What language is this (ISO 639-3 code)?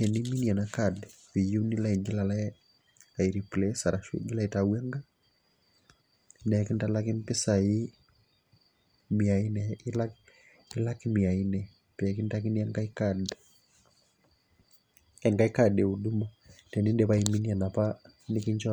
mas